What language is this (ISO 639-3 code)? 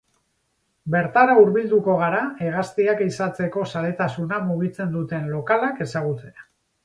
eus